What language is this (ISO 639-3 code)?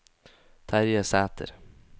nor